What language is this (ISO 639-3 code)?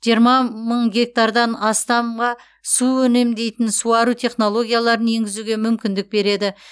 kaz